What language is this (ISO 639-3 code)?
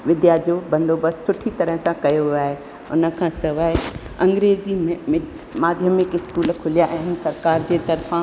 snd